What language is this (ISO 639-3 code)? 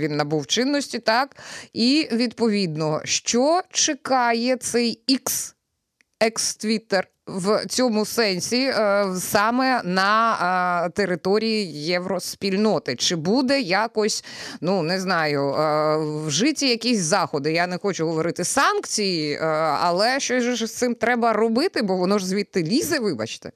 ukr